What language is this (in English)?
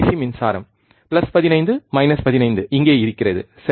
Tamil